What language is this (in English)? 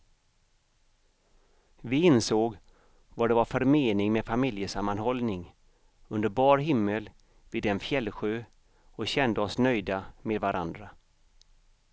Swedish